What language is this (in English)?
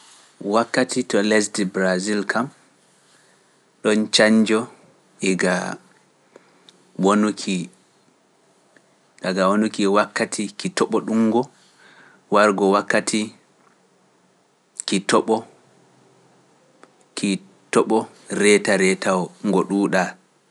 Pular